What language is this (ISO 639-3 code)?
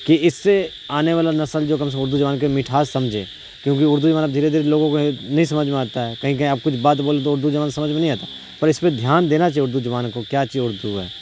urd